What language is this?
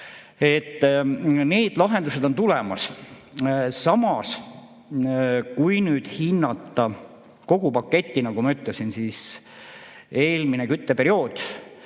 Estonian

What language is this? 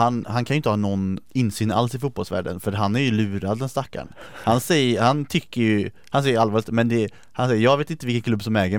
Swedish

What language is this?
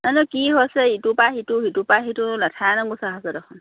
Assamese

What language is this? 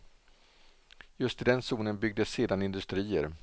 Swedish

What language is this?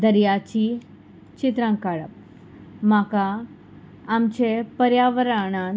Konkani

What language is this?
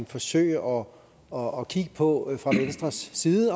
Danish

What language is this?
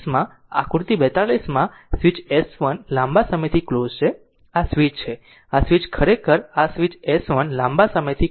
Gujarati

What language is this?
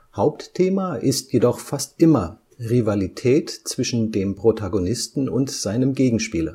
German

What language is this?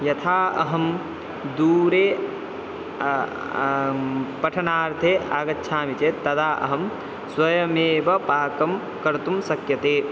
Sanskrit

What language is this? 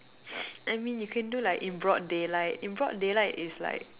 English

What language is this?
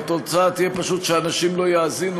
Hebrew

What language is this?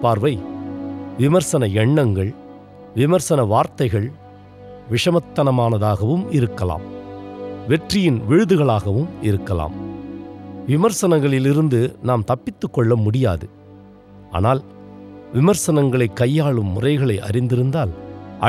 Tamil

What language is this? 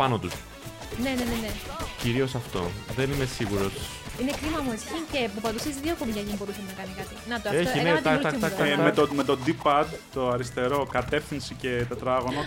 Greek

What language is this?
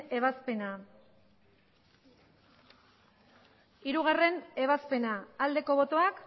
Basque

